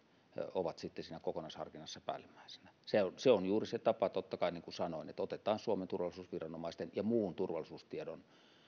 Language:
Finnish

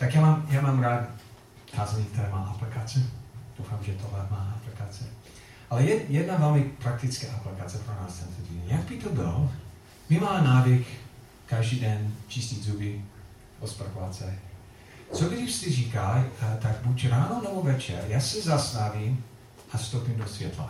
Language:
Czech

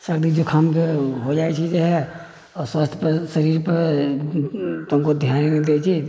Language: Maithili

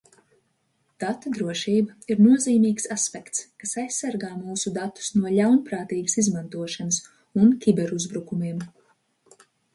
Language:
Latvian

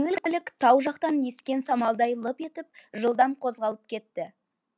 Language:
Kazakh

